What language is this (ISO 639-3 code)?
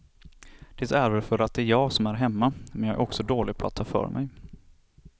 swe